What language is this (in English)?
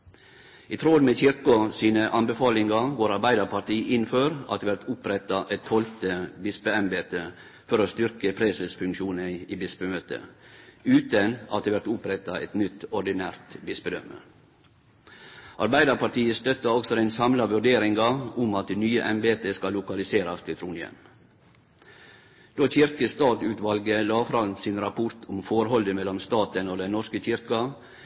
Norwegian Nynorsk